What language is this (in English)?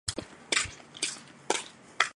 Chinese